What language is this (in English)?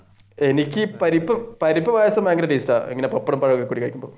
Malayalam